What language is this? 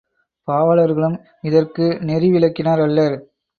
Tamil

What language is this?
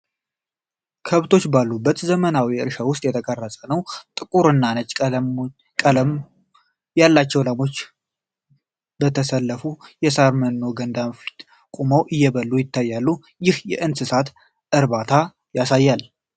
Amharic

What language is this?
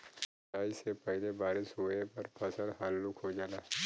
Bhojpuri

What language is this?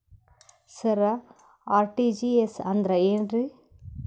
Kannada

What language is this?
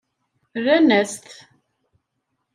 Kabyle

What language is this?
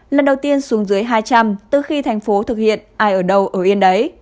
Vietnamese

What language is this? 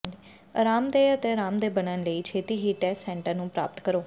Punjabi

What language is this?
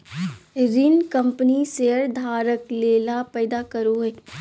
Magahi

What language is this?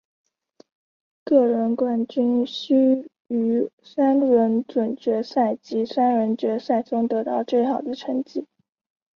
Chinese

